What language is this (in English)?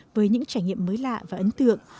Vietnamese